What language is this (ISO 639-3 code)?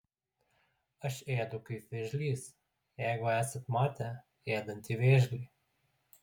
lit